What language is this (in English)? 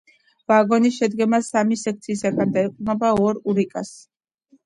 Georgian